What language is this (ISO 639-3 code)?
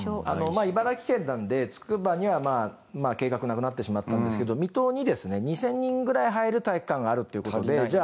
jpn